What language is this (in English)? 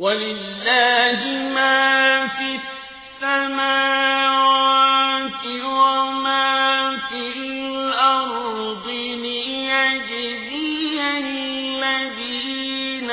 Arabic